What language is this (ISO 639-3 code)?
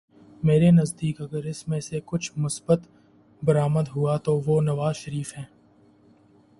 urd